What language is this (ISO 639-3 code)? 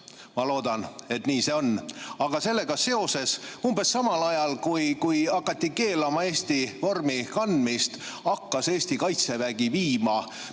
est